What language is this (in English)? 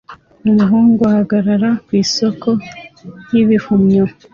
Kinyarwanda